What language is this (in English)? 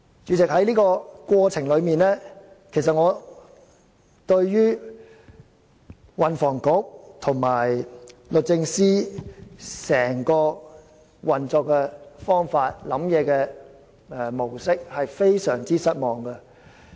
Cantonese